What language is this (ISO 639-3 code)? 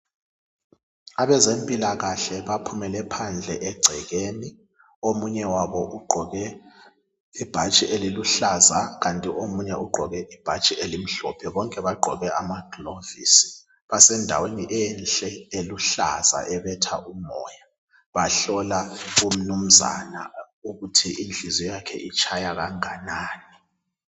nde